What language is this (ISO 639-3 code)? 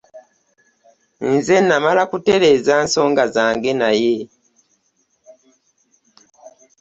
lug